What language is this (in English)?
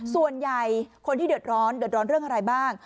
Thai